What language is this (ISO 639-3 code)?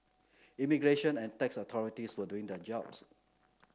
eng